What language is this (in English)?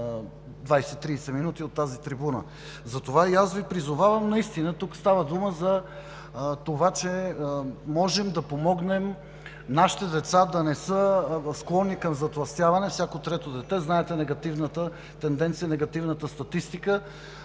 Bulgarian